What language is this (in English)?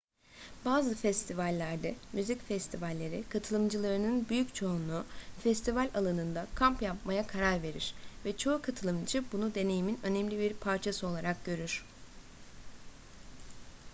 Turkish